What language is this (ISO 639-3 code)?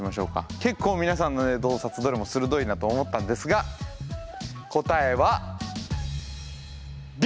jpn